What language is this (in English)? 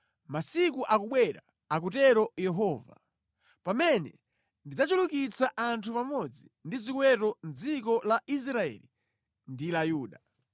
Nyanja